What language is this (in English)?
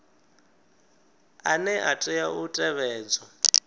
Venda